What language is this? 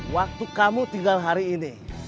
Indonesian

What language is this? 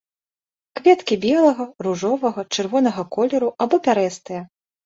Belarusian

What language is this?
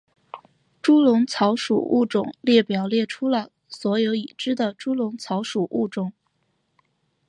Chinese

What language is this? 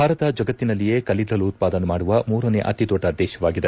Kannada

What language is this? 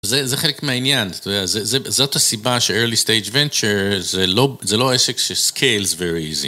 Hebrew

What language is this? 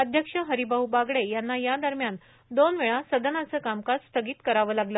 Marathi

